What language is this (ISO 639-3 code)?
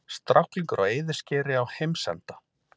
isl